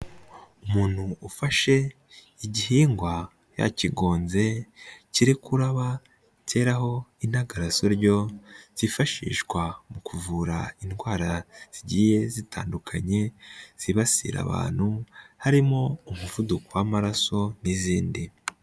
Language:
Kinyarwanda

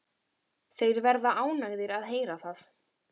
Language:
Icelandic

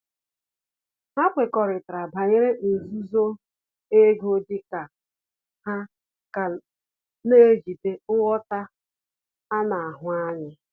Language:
Igbo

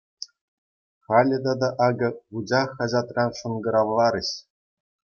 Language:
Chuvash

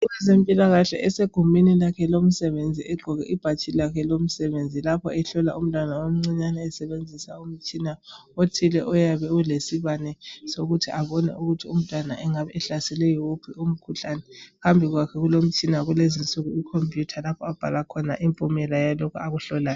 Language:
North Ndebele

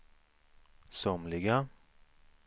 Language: Swedish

